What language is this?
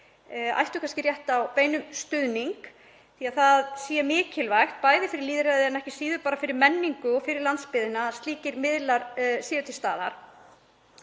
Icelandic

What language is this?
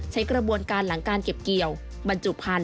Thai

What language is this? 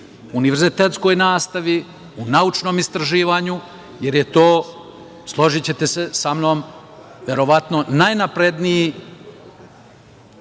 Serbian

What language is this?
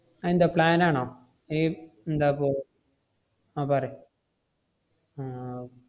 Malayalam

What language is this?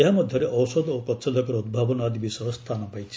Odia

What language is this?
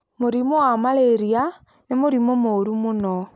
Kikuyu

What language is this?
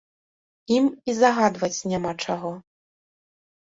Belarusian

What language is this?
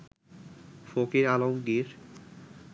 Bangla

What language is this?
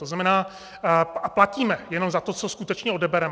Czech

